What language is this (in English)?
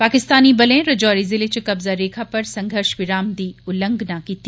Dogri